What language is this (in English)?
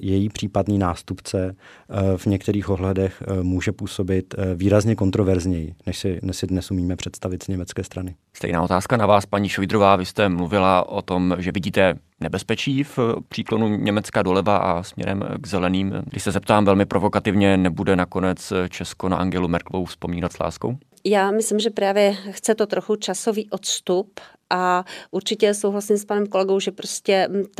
Czech